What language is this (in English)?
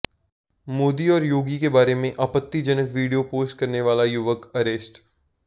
Hindi